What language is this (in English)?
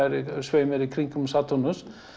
Icelandic